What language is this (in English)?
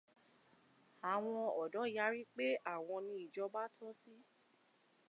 Yoruba